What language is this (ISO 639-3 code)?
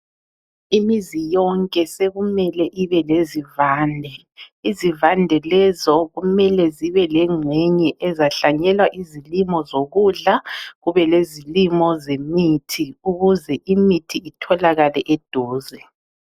nde